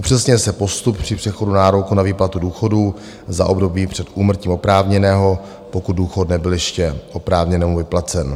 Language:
Czech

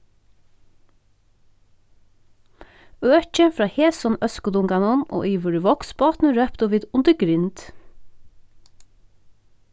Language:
Faroese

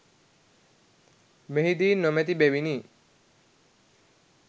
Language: Sinhala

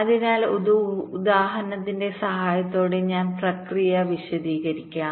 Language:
Malayalam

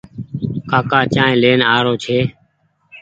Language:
Goaria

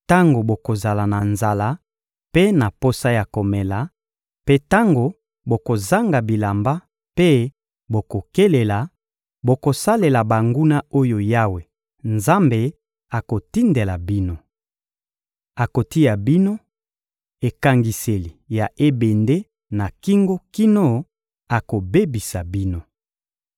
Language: Lingala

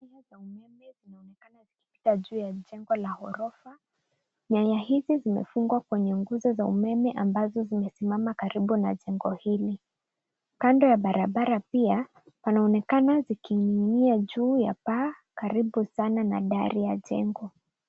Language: Swahili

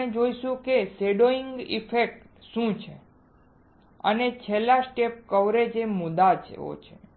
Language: Gujarati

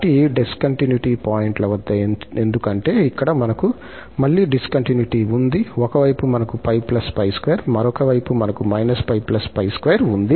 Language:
Telugu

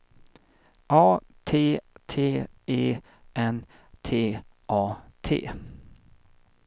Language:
Swedish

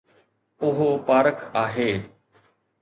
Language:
Sindhi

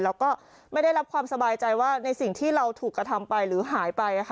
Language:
Thai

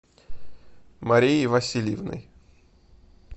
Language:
Russian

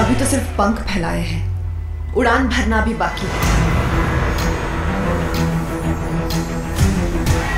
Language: Hindi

